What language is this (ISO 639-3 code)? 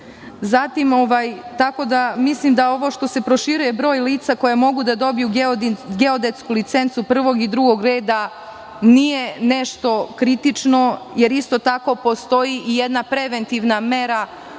srp